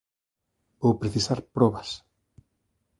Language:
Galician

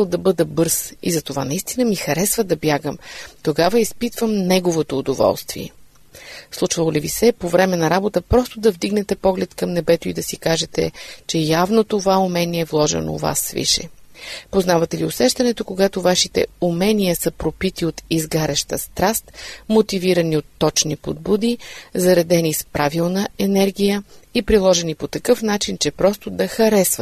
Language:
Bulgarian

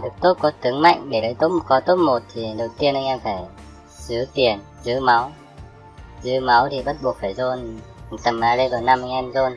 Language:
Vietnamese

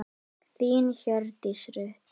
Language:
Icelandic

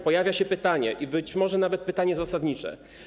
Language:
Polish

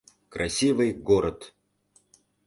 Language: Mari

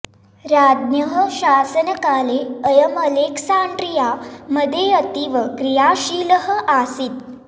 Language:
Sanskrit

